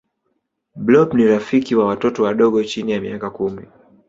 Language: Swahili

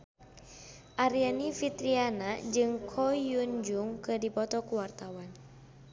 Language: Sundanese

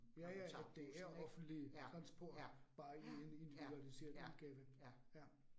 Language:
Danish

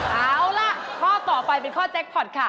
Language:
Thai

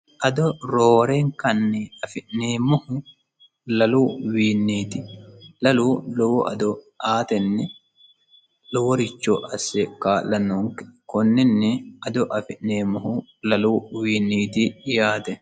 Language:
Sidamo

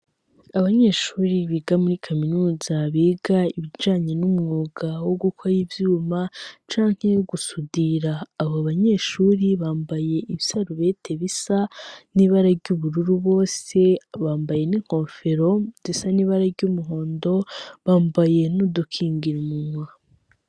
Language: Rundi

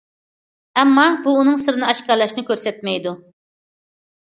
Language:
Uyghur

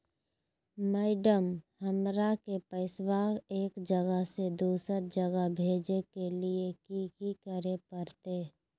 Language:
Magahi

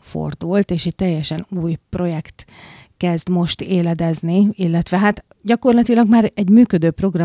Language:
Hungarian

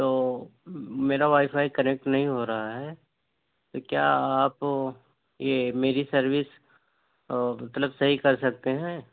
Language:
Urdu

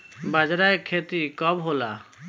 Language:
Bhojpuri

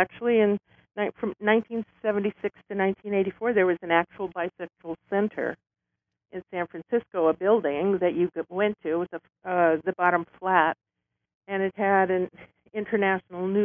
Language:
English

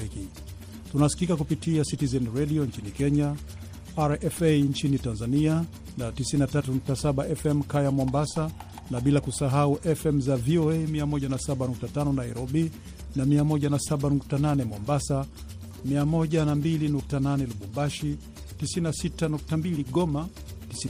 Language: Swahili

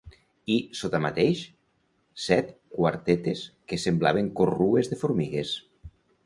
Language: Catalan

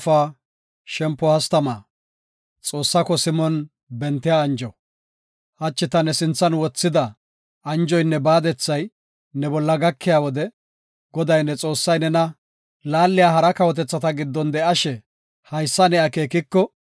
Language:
Gofa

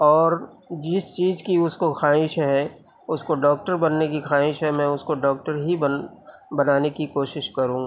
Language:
Urdu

